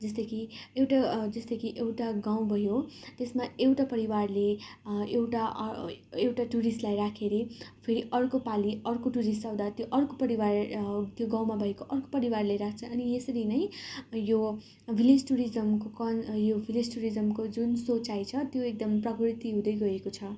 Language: Nepali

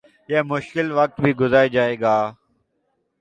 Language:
Urdu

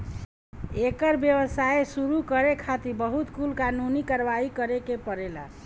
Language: Bhojpuri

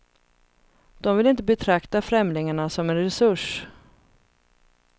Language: Swedish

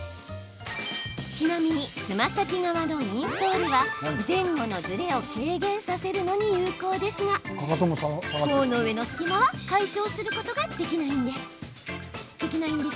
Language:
Japanese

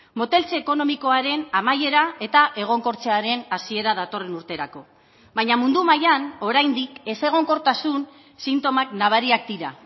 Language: Basque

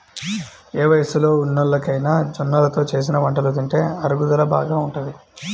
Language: Telugu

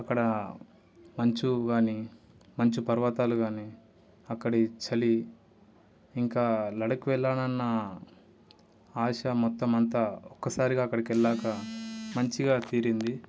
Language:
Telugu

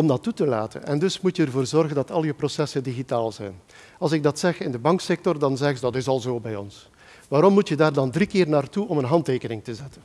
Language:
Dutch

